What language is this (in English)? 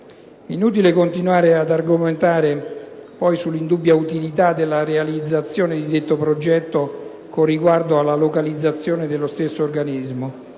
Italian